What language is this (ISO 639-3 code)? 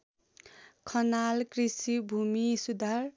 nep